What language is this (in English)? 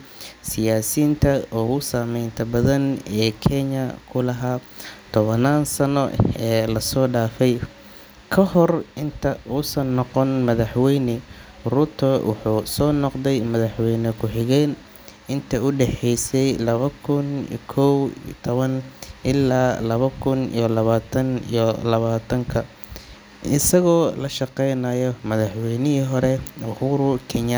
Somali